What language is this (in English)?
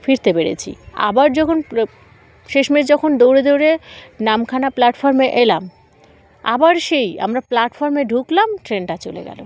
Bangla